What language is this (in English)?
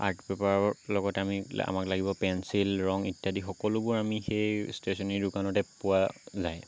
Assamese